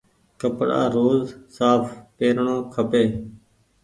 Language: Goaria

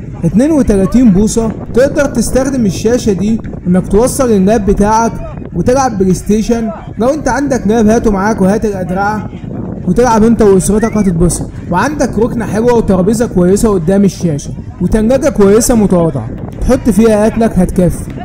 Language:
Arabic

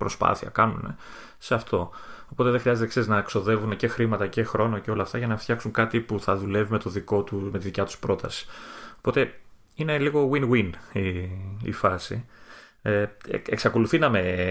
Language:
Greek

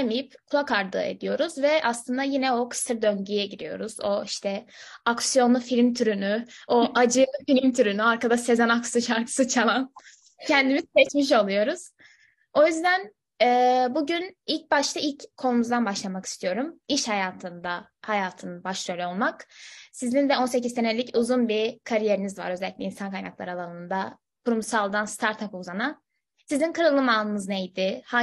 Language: Turkish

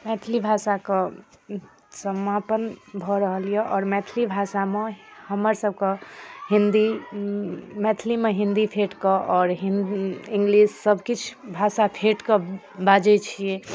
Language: Maithili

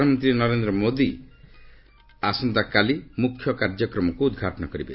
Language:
Odia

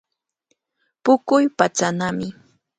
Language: Cajatambo North Lima Quechua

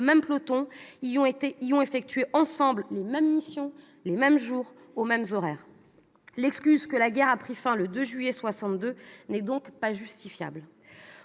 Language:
French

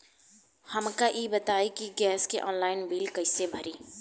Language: Bhojpuri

